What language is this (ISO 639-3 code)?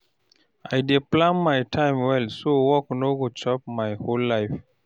pcm